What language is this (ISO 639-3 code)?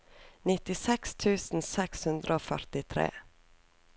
nor